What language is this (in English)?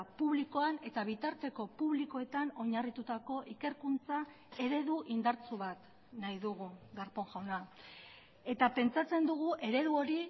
Basque